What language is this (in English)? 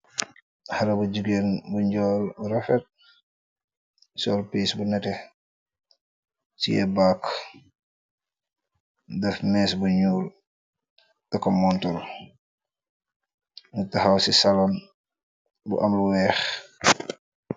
Wolof